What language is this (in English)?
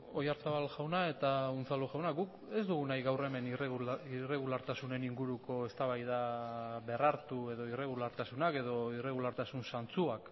Basque